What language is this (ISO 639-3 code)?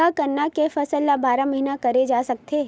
hne